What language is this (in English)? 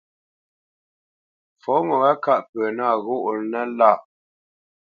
Bamenyam